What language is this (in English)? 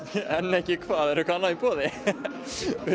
Icelandic